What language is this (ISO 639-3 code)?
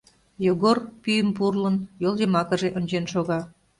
chm